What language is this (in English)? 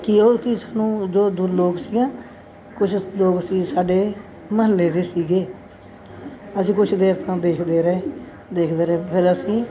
Punjabi